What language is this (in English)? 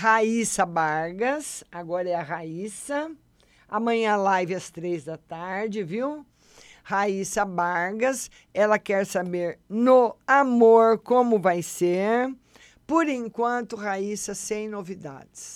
Portuguese